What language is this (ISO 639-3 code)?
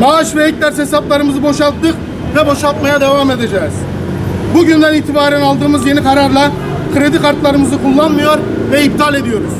tur